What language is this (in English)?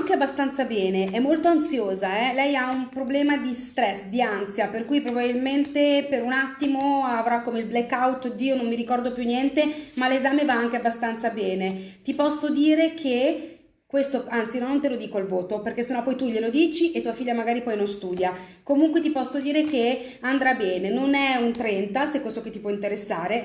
Italian